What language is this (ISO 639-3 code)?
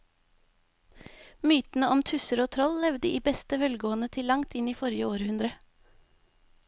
nor